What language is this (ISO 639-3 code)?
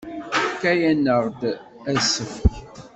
kab